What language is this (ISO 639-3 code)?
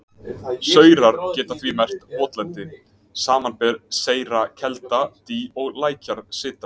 isl